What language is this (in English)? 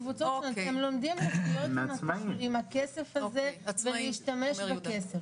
Hebrew